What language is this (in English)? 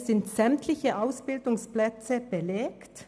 Swiss German